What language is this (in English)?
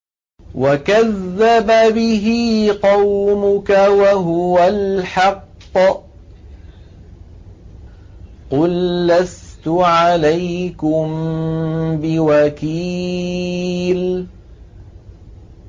Arabic